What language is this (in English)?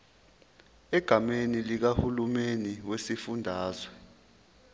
Zulu